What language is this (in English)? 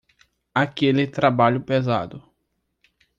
Portuguese